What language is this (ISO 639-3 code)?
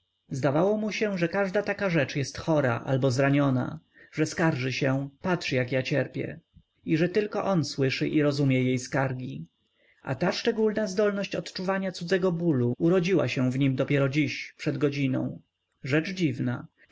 pol